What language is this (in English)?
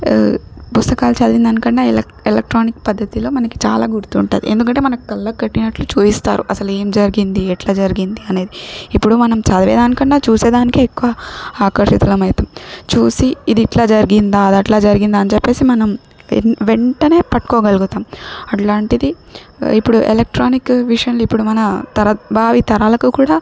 Telugu